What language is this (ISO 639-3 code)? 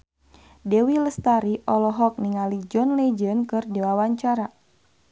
sun